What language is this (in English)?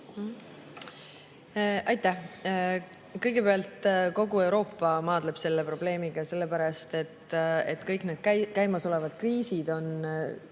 Estonian